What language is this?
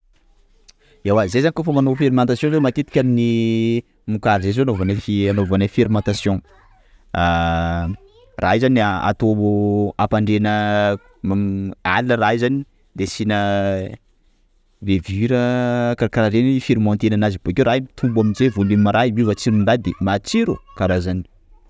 Sakalava Malagasy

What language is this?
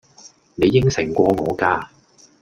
Cantonese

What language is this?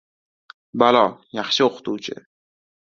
Uzbek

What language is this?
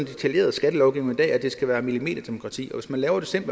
Danish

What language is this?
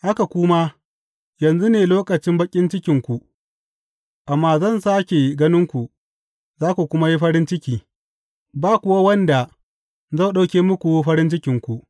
Hausa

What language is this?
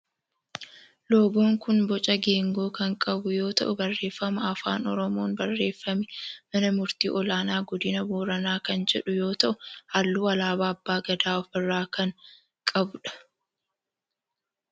Oromo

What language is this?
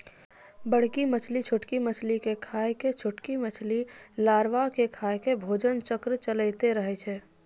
Maithili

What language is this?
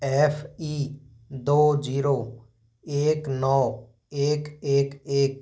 Hindi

